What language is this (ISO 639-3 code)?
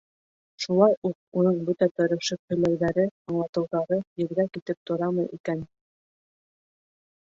bak